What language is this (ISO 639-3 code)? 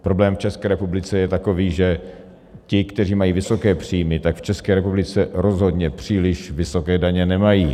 ces